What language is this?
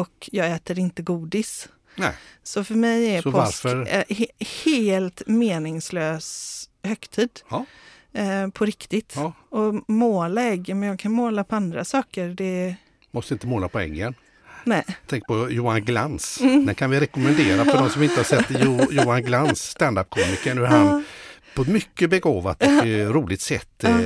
Swedish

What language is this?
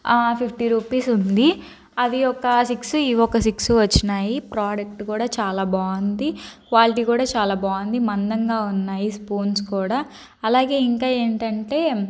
Telugu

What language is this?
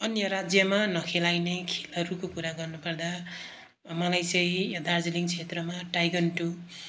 Nepali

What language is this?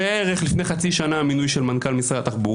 Hebrew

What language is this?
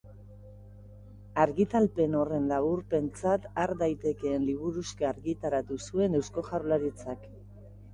Basque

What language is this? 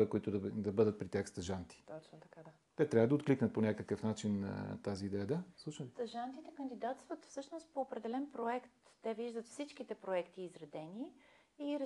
Bulgarian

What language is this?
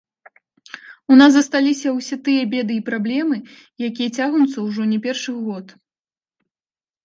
Belarusian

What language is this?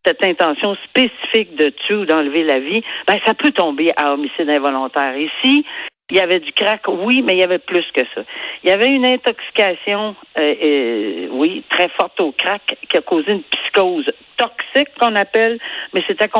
French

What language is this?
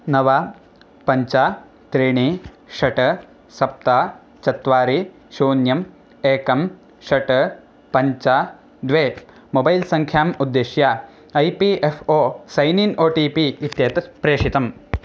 Sanskrit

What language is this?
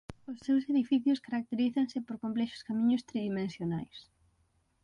Galician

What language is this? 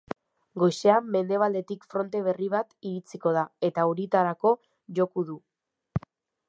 Basque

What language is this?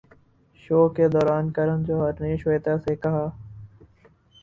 Urdu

